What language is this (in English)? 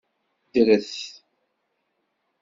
Kabyle